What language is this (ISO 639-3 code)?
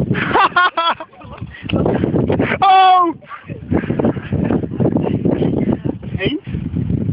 nld